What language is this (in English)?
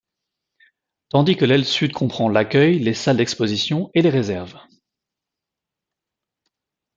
French